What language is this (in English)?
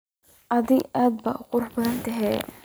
Somali